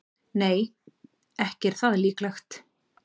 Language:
Icelandic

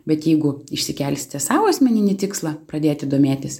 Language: Lithuanian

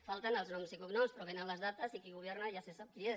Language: Catalan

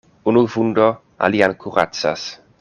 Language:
Esperanto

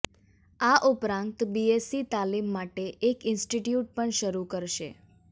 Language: Gujarati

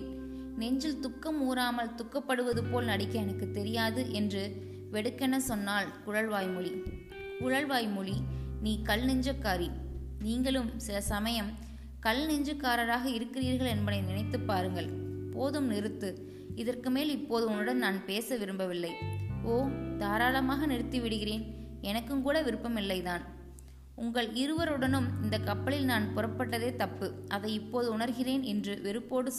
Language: Tamil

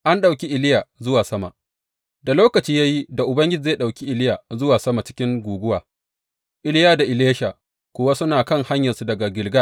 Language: Hausa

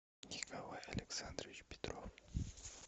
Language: Russian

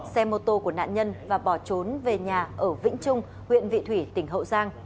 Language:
Vietnamese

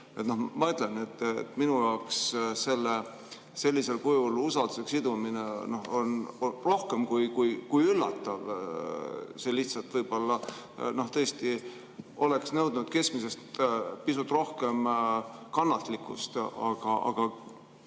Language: Estonian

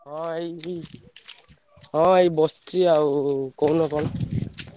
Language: Odia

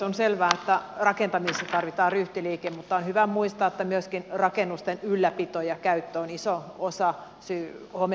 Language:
Finnish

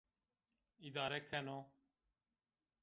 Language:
Zaza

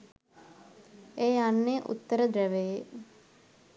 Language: Sinhala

